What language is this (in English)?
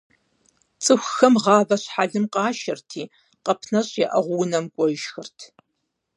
Kabardian